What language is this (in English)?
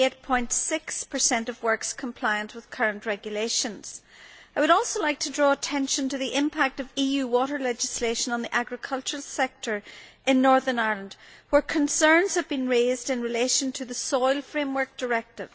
English